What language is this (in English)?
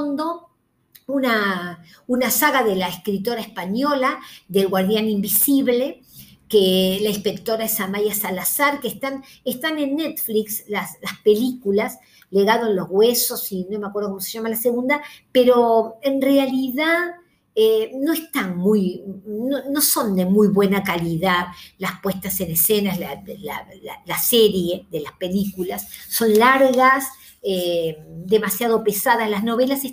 Spanish